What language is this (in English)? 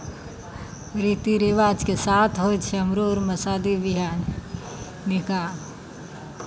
Maithili